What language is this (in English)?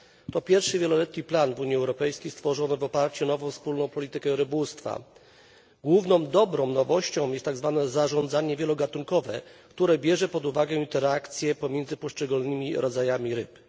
Polish